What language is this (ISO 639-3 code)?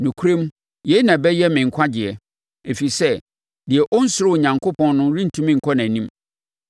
aka